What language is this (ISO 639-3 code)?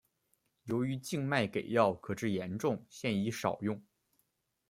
zho